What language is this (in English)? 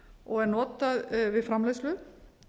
Icelandic